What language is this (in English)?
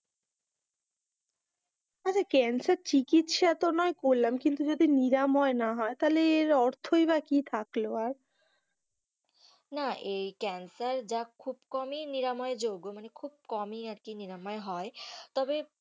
Bangla